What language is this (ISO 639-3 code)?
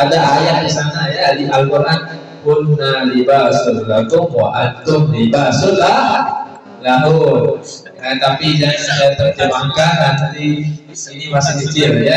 ind